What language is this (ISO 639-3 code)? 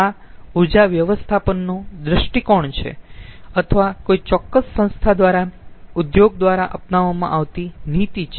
guj